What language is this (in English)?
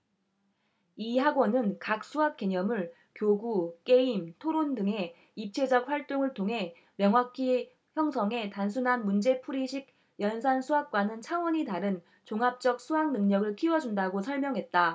Korean